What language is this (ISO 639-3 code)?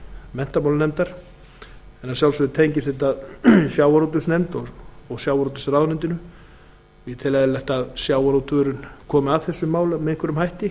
isl